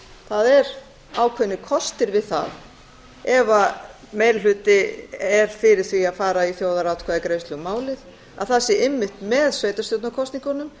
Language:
Icelandic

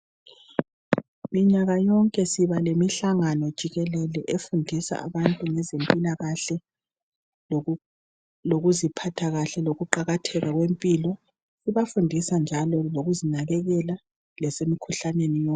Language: North Ndebele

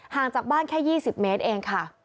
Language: Thai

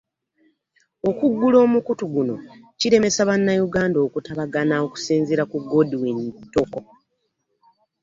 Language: Ganda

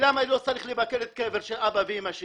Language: Hebrew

